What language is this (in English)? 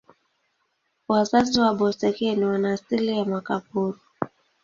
Swahili